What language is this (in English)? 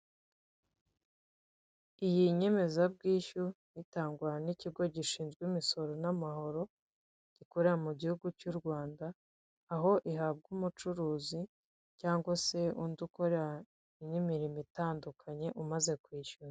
Kinyarwanda